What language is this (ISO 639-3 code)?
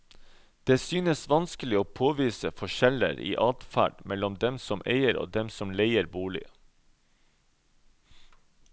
nor